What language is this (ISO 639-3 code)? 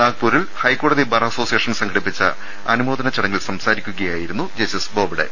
mal